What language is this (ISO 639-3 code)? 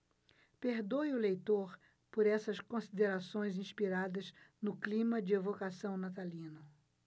por